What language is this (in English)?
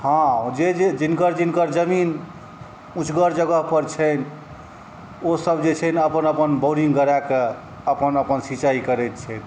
Maithili